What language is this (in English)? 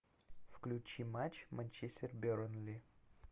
Russian